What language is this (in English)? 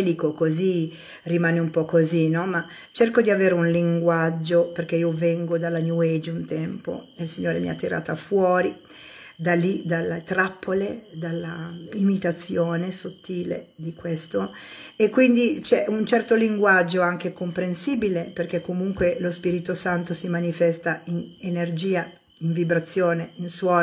Italian